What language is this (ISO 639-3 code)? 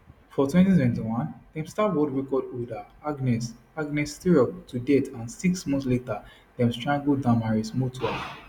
pcm